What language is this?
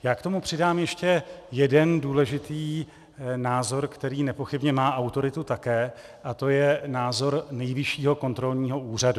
Czech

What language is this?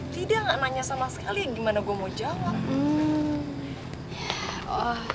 Indonesian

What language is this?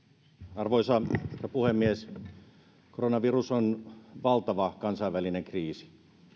Finnish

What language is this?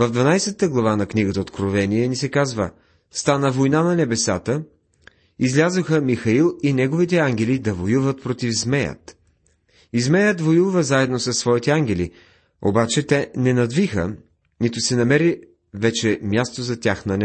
Bulgarian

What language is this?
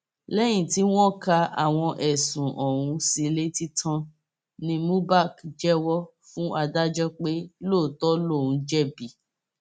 Yoruba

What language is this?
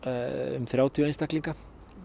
Icelandic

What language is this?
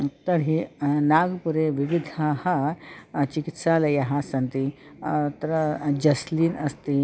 Sanskrit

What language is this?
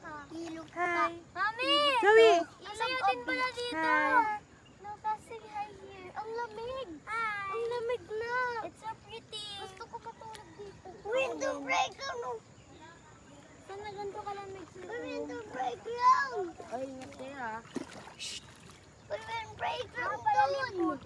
Filipino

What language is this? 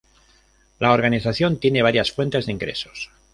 Spanish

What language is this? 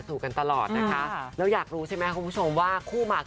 Thai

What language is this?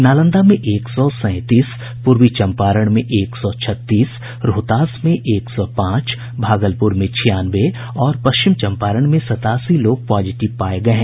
Hindi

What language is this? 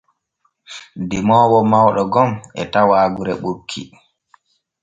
Borgu Fulfulde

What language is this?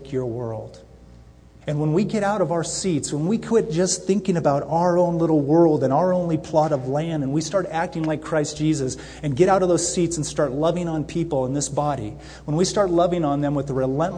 English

